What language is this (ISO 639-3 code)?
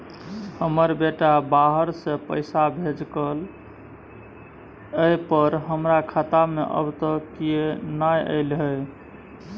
mai